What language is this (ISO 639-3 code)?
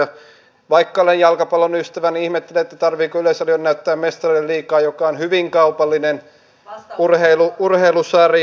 fin